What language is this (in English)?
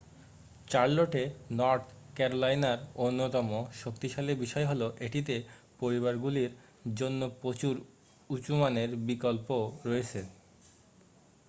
Bangla